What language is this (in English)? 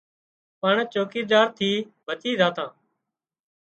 Wadiyara Koli